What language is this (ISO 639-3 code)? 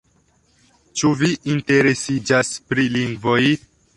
epo